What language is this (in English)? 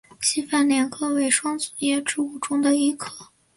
Chinese